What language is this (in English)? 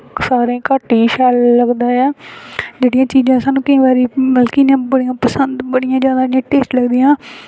Dogri